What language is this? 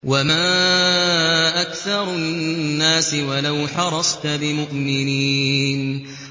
Arabic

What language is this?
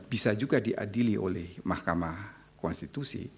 Indonesian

